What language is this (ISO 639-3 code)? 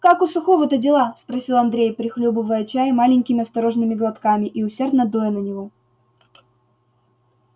rus